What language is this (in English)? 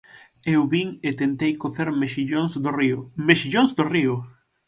Galician